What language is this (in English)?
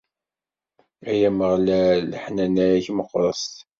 Kabyle